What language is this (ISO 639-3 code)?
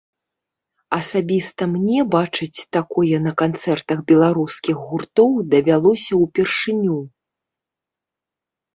bel